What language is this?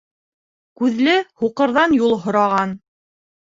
Bashkir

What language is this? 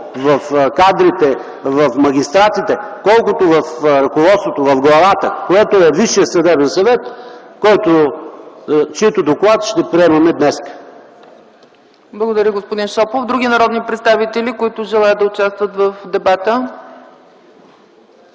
Bulgarian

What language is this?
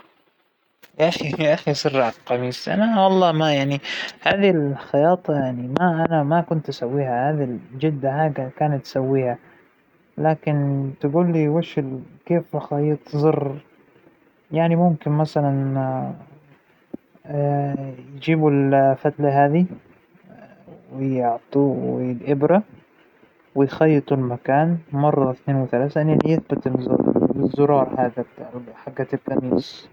Hijazi Arabic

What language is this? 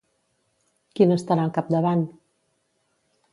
Catalan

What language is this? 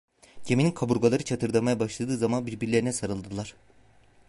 Turkish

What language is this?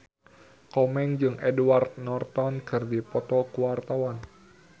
Sundanese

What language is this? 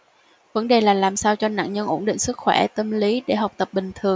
Vietnamese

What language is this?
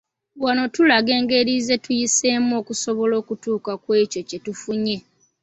Ganda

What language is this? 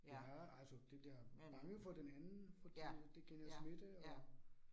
Danish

